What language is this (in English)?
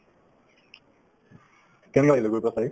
Assamese